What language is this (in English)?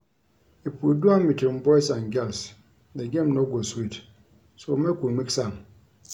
Nigerian Pidgin